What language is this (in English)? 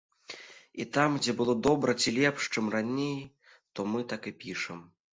Belarusian